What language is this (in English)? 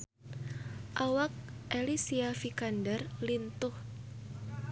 Sundanese